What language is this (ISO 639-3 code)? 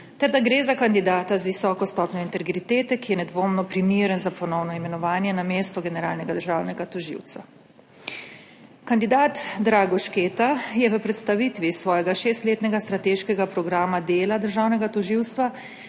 slv